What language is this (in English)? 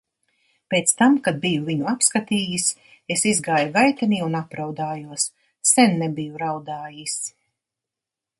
Latvian